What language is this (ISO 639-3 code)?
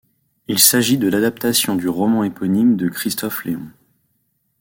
fra